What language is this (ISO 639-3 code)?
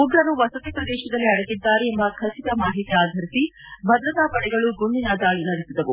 kan